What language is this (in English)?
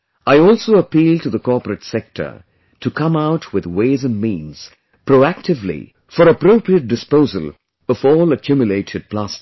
English